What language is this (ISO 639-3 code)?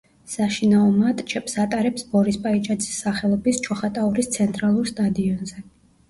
kat